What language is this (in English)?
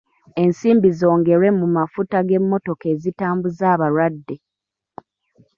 Ganda